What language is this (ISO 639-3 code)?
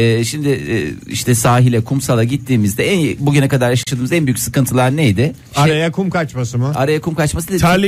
tur